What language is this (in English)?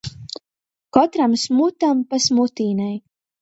Latgalian